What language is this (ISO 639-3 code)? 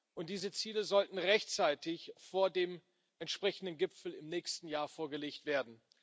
deu